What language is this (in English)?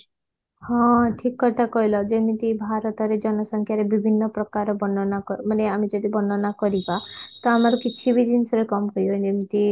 Odia